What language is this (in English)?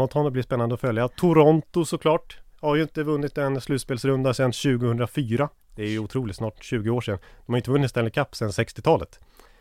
Swedish